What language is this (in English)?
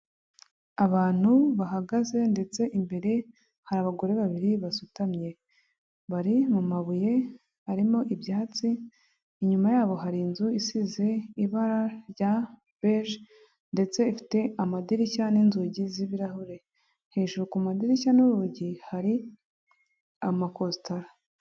Kinyarwanda